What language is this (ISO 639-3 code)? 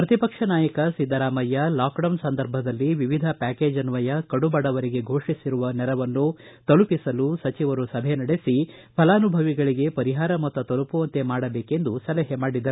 kan